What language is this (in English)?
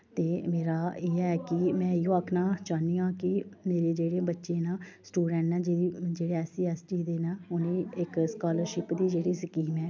Dogri